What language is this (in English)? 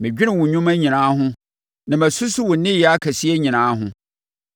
Akan